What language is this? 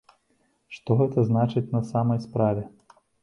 Belarusian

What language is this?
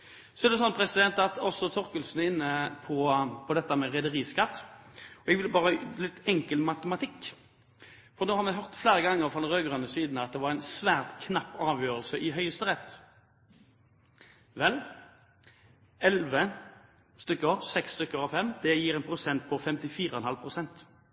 Norwegian Bokmål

